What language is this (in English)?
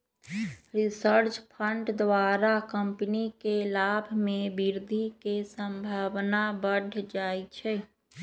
Magahi